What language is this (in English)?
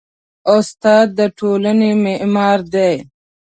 Pashto